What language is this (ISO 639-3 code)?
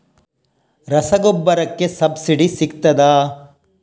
kan